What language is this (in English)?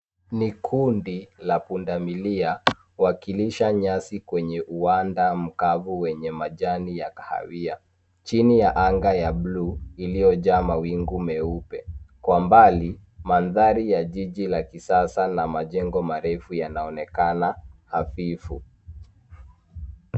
Swahili